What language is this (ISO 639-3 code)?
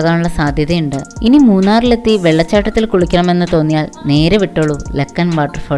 mal